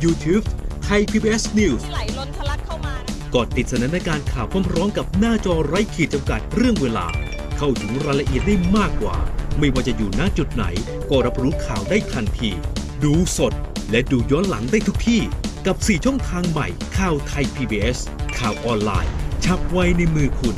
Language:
Thai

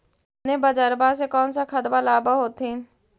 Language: Magahi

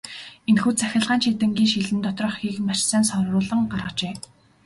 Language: Mongolian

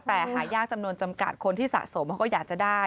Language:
Thai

